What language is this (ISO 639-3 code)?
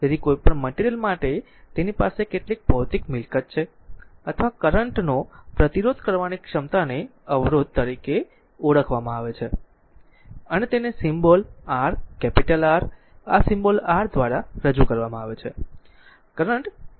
guj